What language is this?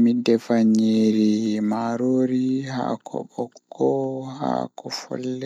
Fula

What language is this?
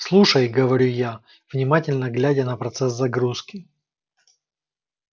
Russian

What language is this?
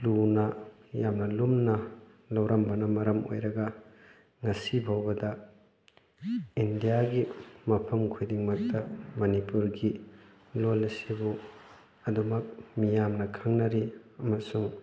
Manipuri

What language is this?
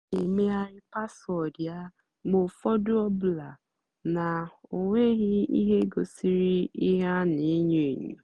Igbo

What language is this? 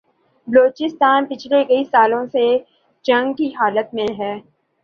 Urdu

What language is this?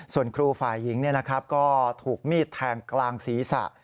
Thai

